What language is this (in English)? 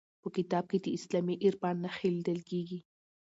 Pashto